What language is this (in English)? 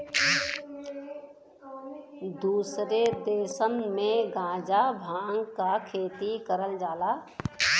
Bhojpuri